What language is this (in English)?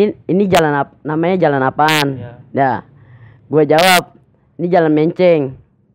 Indonesian